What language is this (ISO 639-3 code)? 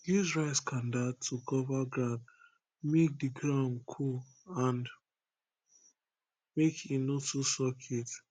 pcm